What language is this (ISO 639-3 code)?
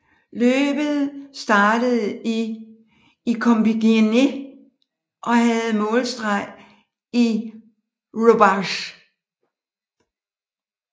dan